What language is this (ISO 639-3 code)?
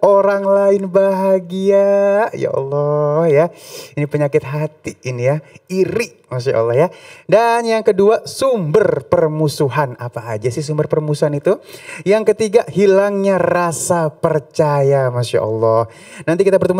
ind